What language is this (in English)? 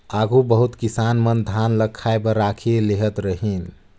Chhattisgarhi